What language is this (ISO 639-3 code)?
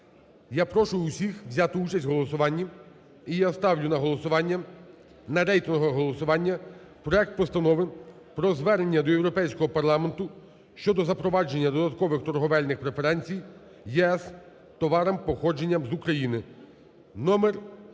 ukr